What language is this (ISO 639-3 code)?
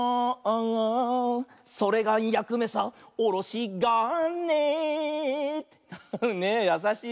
jpn